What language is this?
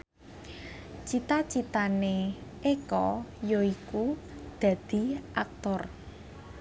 Javanese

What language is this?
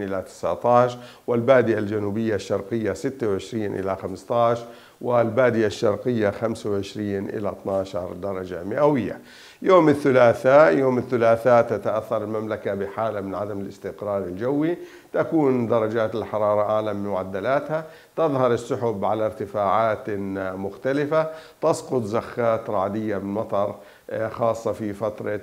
Arabic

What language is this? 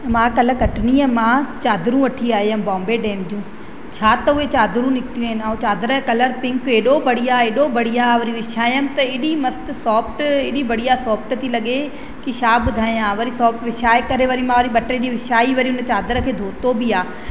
Sindhi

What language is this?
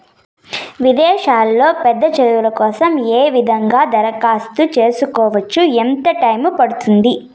Telugu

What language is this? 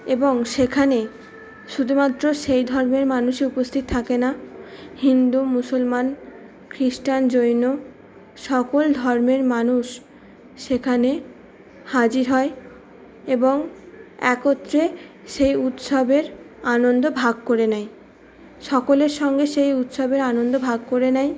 Bangla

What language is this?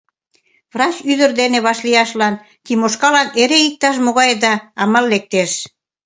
Mari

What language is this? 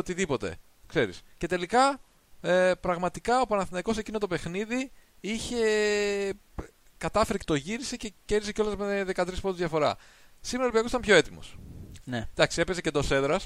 Greek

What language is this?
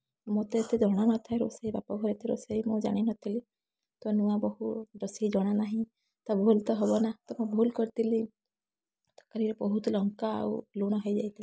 Odia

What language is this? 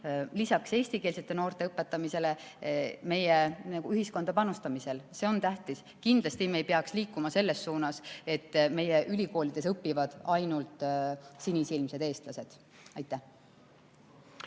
Estonian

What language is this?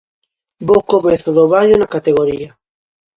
Galician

